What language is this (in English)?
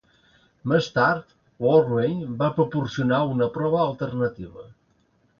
Catalan